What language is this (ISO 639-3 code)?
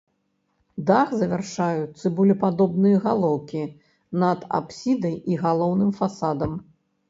bel